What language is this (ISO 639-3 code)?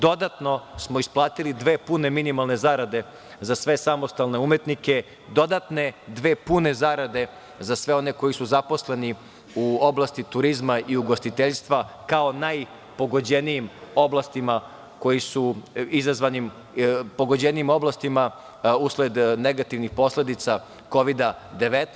srp